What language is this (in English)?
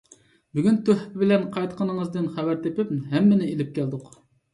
Uyghur